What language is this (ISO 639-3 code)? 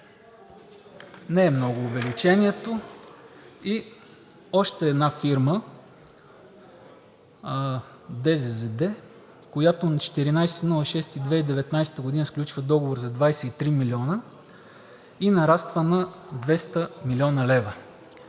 bul